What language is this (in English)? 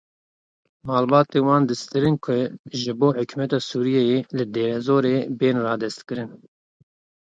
Kurdish